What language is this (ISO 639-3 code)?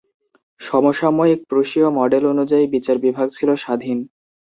ben